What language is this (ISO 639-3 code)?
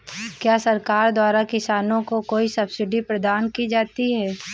hin